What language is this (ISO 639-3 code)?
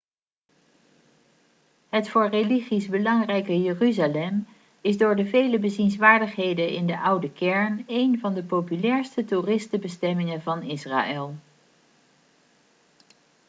nld